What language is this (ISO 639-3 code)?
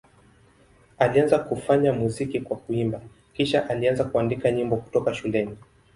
swa